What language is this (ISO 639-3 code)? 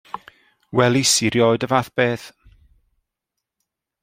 cym